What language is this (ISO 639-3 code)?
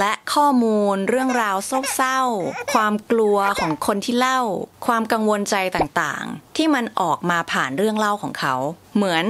tha